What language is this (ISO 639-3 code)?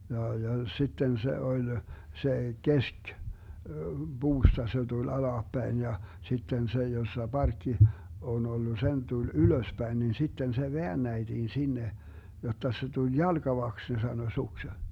fin